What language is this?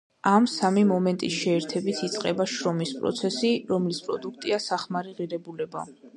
Georgian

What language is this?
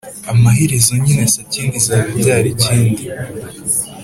Kinyarwanda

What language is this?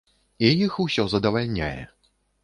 Belarusian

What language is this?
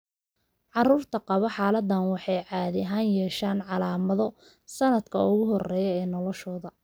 Somali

